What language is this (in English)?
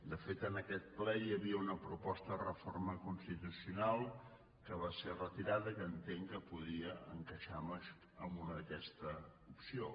Catalan